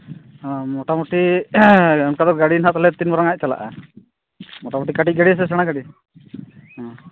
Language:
Santali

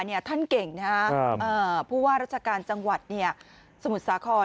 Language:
Thai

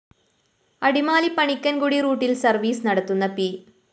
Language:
Malayalam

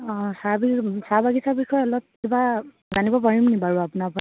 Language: Assamese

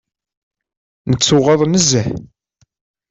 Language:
Kabyle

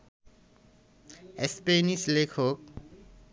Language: Bangla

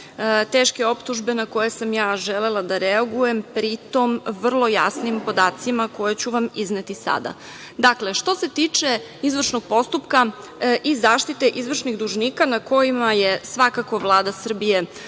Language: Serbian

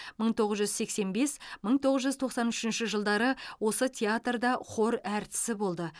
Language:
Kazakh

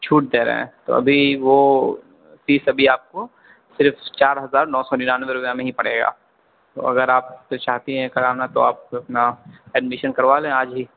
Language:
Urdu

